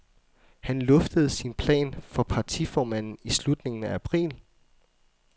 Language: Danish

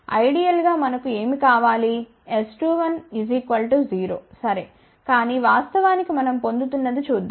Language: Telugu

